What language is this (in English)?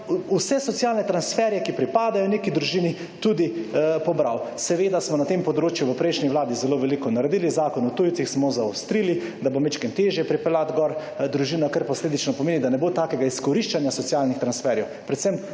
Slovenian